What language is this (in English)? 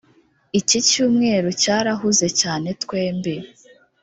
Kinyarwanda